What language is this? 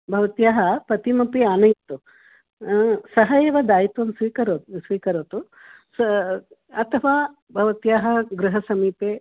Sanskrit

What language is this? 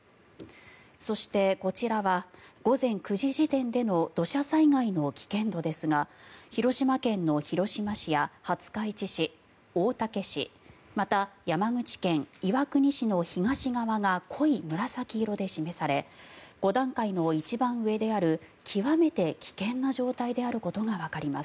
Japanese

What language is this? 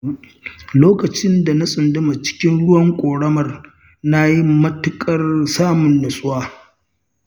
Hausa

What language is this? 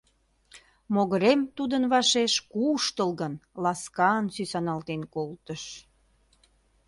Mari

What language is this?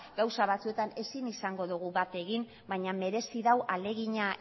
Basque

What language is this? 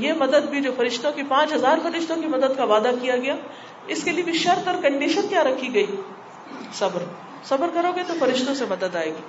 Urdu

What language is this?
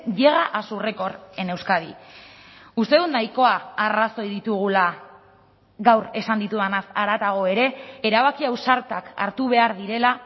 Basque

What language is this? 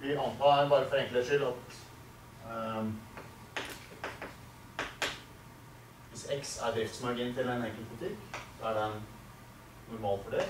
Swedish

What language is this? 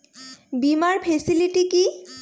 Bangla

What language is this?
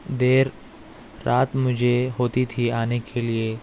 Urdu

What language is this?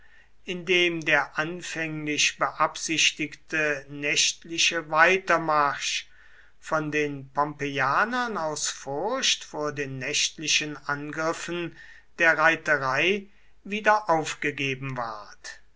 German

